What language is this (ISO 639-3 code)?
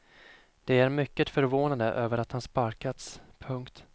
swe